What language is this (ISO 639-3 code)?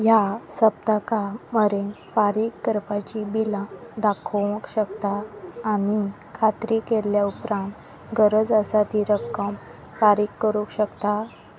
kok